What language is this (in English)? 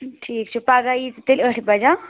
Kashmiri